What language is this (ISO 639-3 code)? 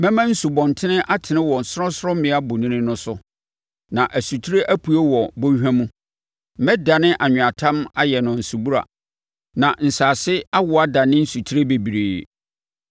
aka